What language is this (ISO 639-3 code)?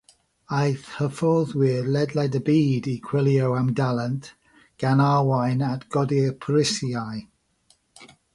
cym